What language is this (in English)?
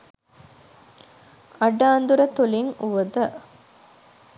Sinhala